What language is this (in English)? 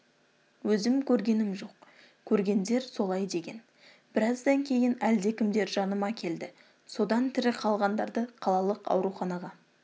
Kazakh